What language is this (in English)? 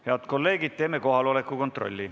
Estonian